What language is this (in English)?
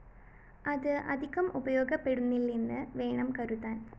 Malayalam